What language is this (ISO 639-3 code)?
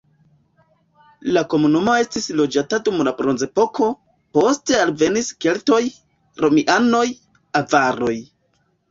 epo